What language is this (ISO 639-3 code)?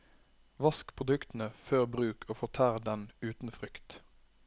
nor